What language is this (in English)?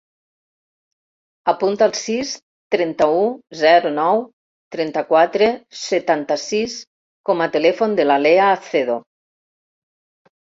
Catalan